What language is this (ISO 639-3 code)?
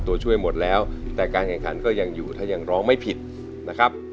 tha